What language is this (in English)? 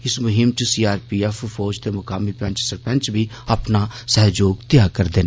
Dogri